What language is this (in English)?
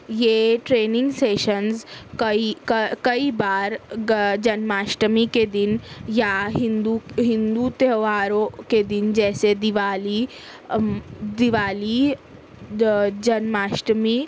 Urdu